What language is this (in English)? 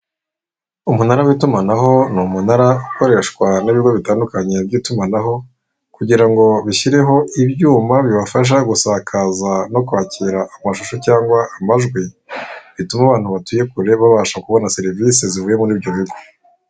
Kinyarwanda